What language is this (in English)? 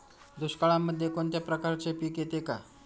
Marathi